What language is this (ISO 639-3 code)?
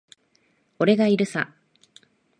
jpn